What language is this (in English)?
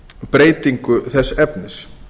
Icelandic